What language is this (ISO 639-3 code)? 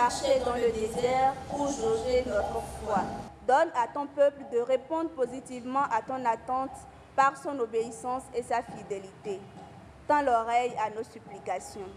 fra